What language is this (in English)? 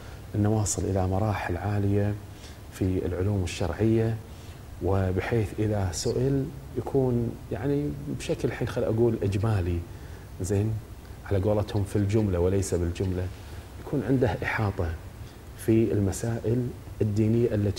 Arabic